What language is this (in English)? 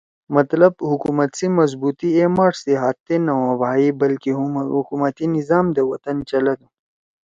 Torwali